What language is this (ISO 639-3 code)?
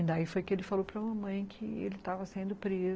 por